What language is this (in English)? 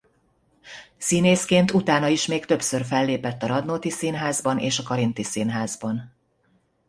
Hungarian